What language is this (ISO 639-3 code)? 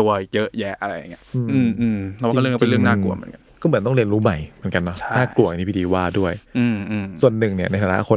tha